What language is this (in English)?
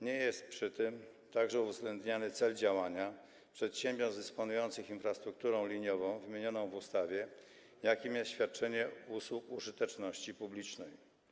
Polish